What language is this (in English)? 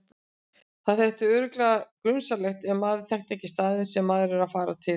Icelandic